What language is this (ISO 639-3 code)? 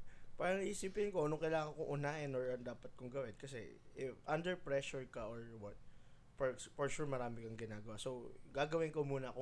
fil